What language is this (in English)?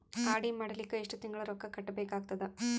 Kannada